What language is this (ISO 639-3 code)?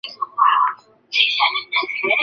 zho